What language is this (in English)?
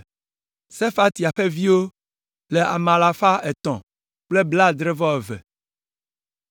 Ewe